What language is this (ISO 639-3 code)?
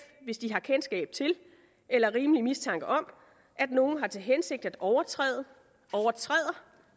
dan